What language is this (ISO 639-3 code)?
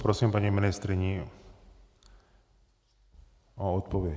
ces